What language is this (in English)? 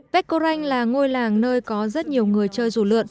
Vietnamese